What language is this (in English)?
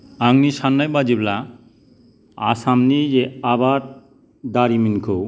Bodo